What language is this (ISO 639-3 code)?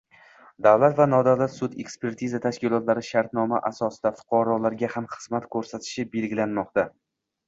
uzb